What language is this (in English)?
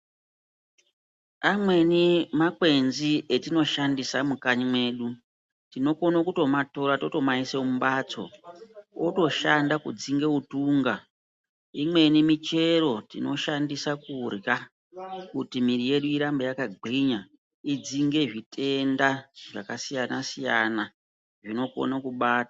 Ndau